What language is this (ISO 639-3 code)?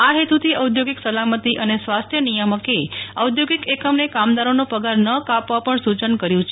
guj